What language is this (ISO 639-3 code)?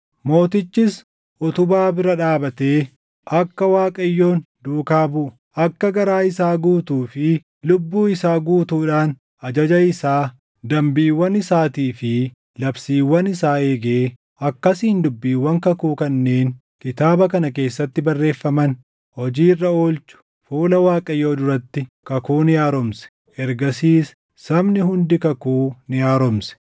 orm